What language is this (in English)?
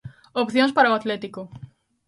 Galician